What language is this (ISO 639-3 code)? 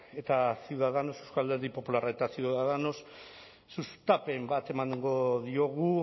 eus